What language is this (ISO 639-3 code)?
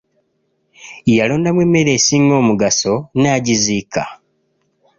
lug